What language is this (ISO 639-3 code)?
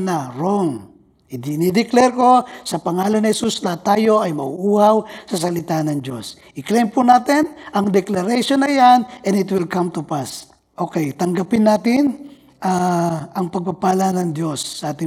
fil